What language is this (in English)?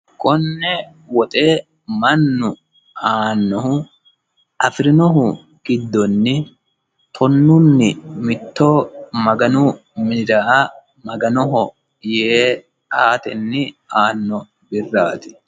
Sidamo